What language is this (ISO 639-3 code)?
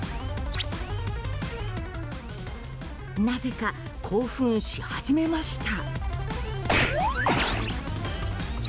jpn